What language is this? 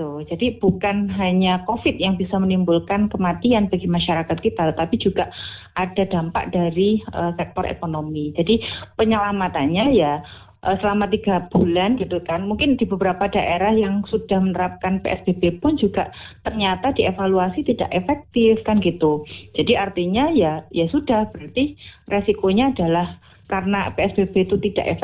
Indonesian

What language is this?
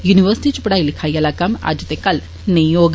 Dogri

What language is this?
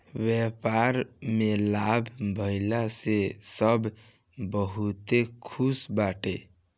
Bhojpuri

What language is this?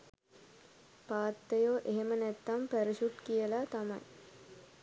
Sinhala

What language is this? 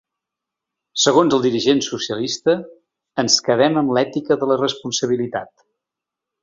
Catalan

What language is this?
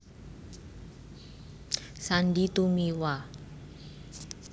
Javanese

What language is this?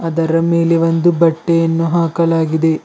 Kannada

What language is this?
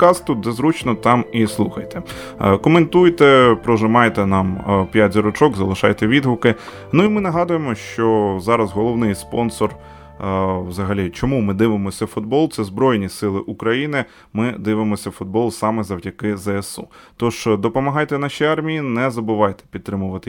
Ukrainian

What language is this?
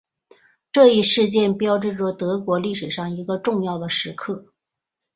Chinese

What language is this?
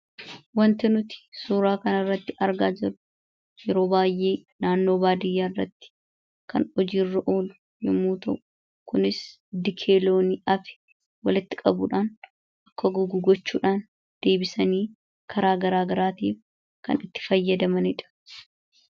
Oromo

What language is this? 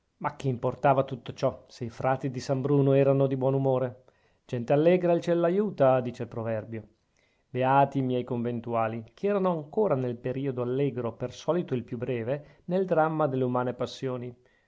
Italian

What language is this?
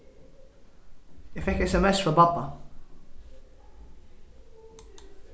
Faroese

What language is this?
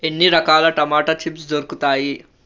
Telugu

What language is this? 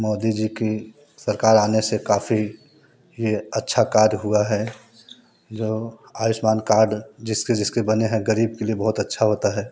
Hindi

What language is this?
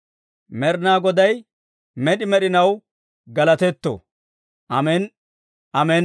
Dawro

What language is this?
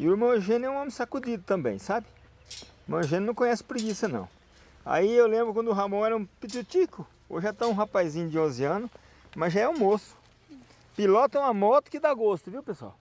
Portuguese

